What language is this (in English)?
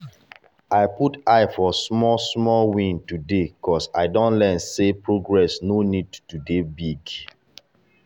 Nigerian Pidgin